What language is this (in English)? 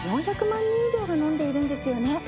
Japanese